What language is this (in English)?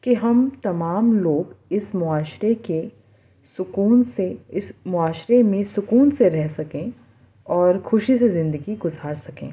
Urdu